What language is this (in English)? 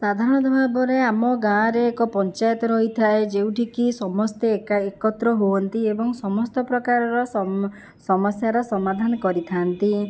Odia